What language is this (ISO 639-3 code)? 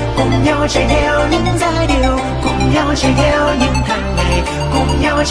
vie